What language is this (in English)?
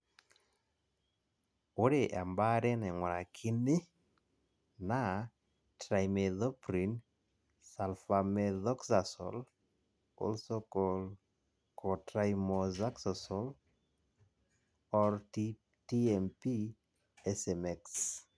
Masai